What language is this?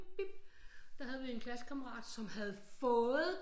Danish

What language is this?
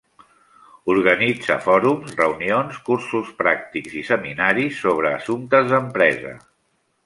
Catalan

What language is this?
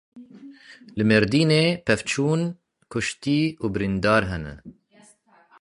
Kurdish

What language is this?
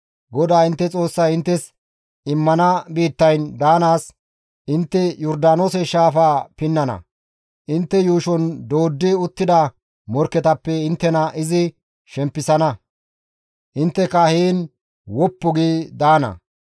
Gamo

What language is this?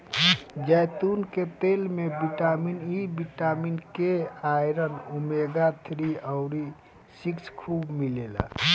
Bhojpuri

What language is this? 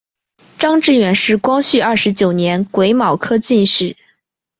Chinese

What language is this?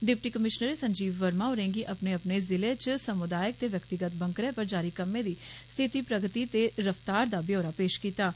Dogri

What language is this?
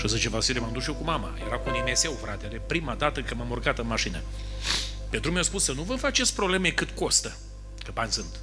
Romanian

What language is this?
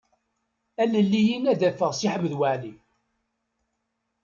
Kabyle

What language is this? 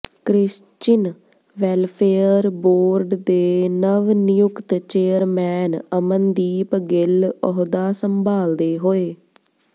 Punjabi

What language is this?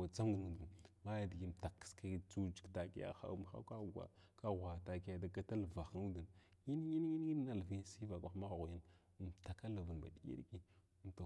Glavda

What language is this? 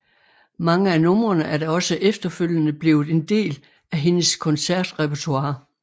Danish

